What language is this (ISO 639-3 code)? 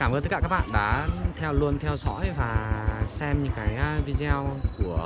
vie